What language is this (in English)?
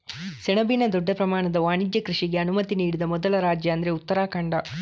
Kannada